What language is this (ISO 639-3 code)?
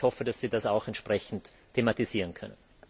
deu